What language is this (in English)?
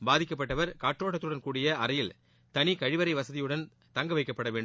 Tamil